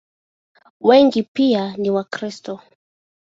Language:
Swahili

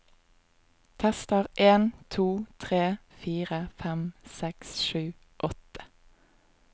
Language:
Norwegian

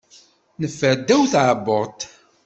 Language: Kabyle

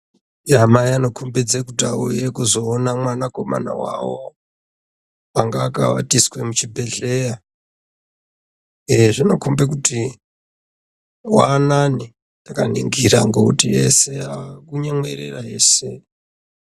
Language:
Ndau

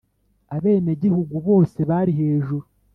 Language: Kinyarwanda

